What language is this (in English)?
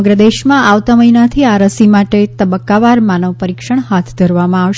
Gujarati